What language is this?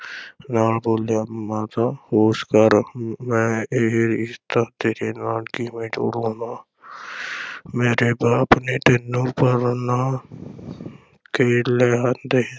Punjabi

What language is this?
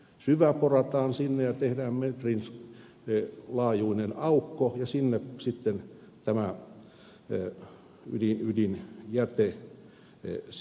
Finnish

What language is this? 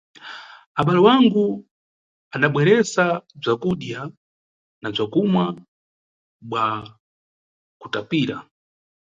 Nyungwe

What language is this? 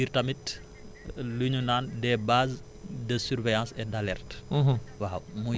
Wolof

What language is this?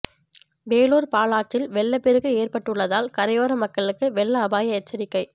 Tamil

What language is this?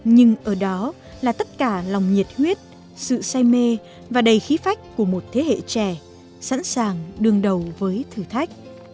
Vietnamese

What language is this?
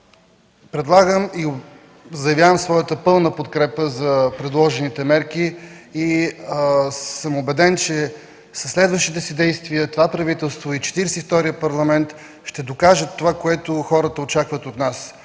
Bulgarian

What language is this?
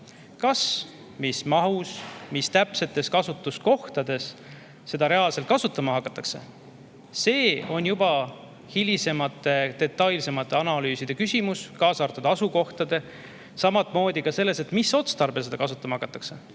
Estonian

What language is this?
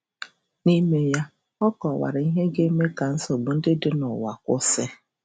Igbo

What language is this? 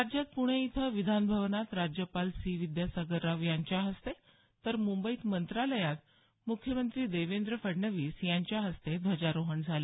Marathi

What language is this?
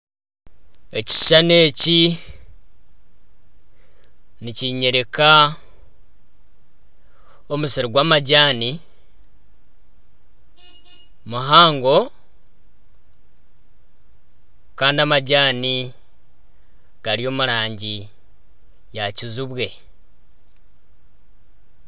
Nyankole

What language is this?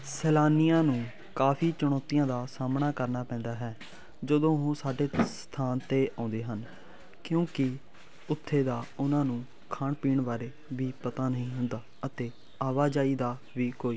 Punjabi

